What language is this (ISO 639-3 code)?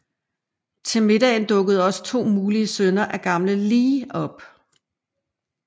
dan